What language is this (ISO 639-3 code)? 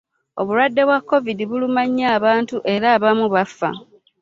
lug